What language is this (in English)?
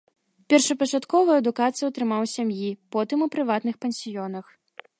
Belarusian